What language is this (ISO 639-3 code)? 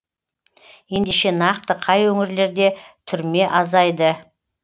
kaz